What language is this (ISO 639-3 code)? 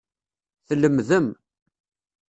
kab